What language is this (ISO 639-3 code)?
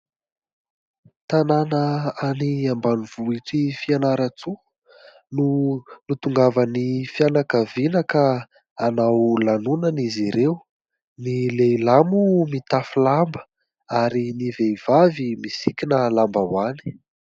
mlg